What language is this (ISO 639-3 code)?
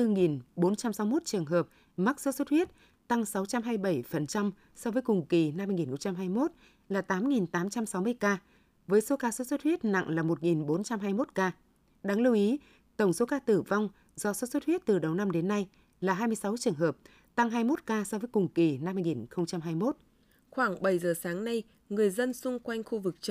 vie